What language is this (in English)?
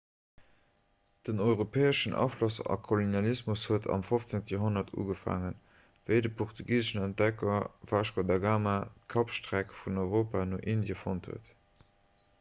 Luxembourgish